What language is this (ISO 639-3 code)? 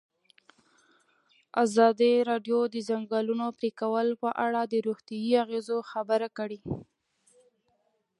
pus